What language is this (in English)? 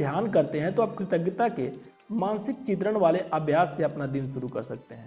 Hindi